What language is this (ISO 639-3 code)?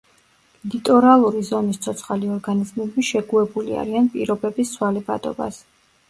kat